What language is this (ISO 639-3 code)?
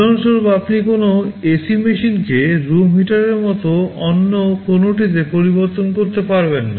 ben